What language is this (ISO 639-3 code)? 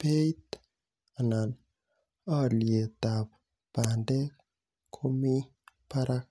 kln